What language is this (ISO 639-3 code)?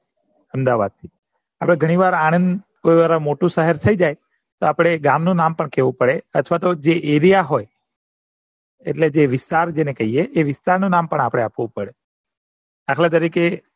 guj